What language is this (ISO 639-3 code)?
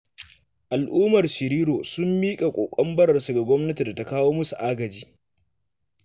hau